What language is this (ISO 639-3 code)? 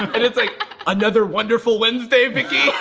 eng